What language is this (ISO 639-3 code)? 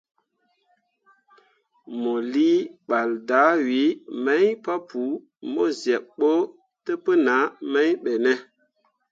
mua